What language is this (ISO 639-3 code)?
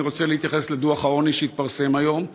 heb